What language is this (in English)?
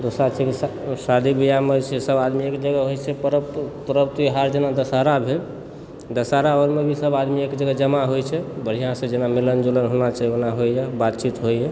Maithili